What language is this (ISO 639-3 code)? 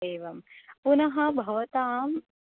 san